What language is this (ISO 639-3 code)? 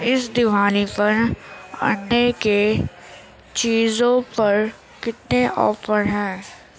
urd